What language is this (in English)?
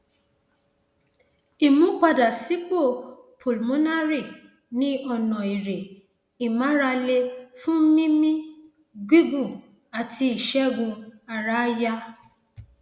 Yoruba